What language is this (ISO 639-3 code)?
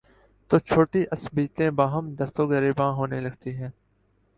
urd